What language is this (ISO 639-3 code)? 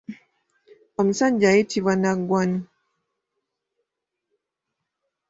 lug